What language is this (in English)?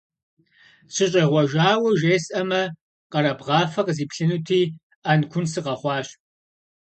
Kabardian